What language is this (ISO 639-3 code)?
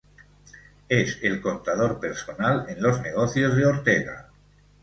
spa